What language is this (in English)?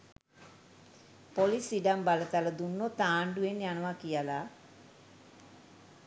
Sinhala